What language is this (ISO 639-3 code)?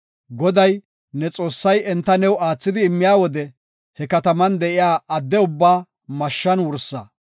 gof